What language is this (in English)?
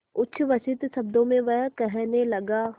Hindi